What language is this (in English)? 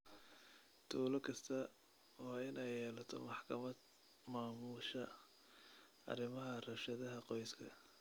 Somali